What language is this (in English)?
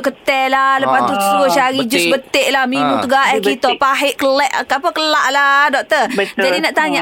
Malay